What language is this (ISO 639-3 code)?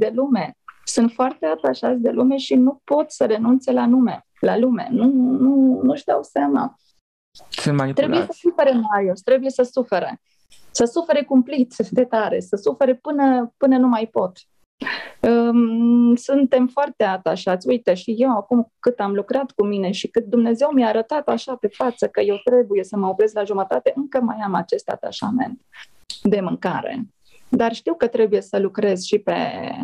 ron